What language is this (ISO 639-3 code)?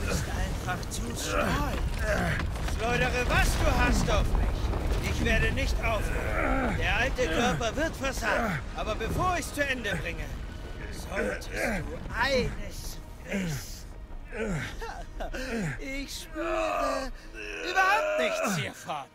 deu